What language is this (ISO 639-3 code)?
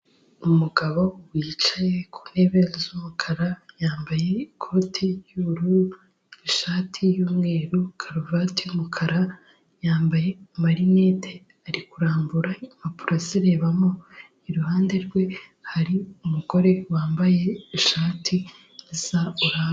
kin